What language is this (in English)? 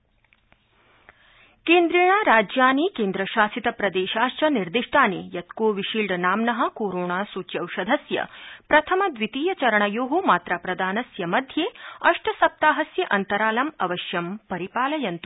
Sanskrit